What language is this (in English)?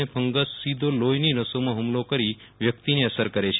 Gujarati